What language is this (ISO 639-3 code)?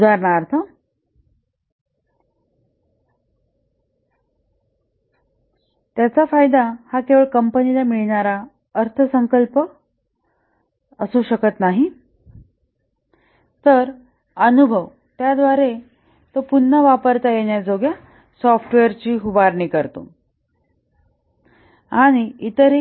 mar